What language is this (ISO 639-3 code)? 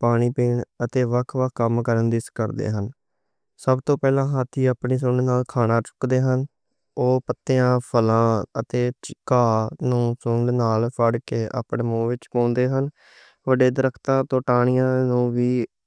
lah